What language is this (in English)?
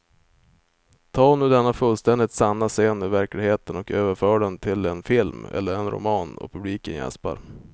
Swedish